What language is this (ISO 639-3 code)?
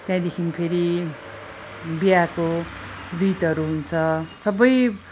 nep